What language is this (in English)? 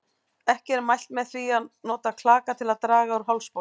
Icelandic